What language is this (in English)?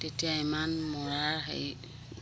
Assamese